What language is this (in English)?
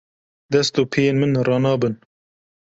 Kurdish